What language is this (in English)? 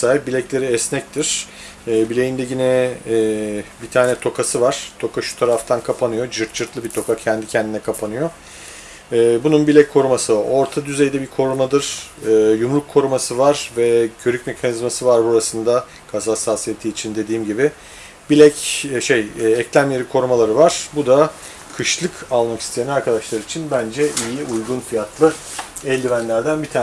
Turkish